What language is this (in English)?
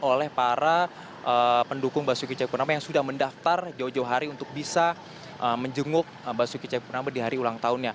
Indonesian